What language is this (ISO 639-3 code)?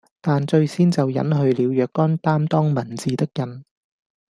yue